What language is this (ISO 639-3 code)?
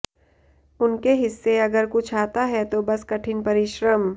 hin